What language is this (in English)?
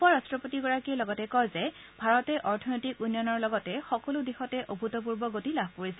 Assamese